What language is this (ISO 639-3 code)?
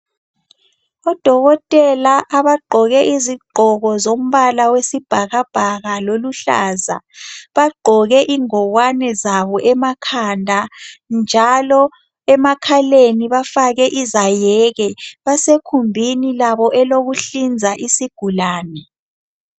nde